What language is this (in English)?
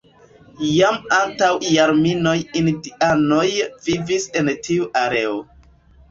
Esperanto